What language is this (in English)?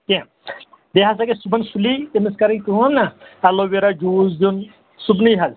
Kashmiri